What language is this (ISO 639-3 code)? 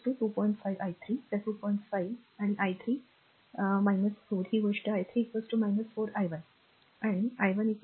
mar